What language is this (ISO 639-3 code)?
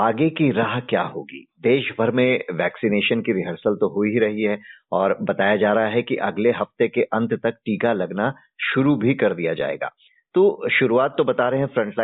hin